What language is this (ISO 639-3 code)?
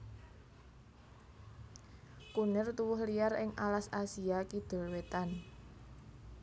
jav